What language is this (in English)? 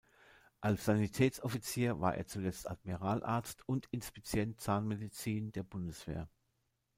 German